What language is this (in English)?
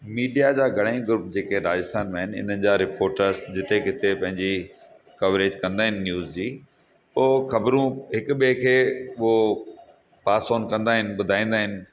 Sindhi